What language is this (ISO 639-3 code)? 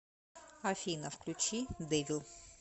rus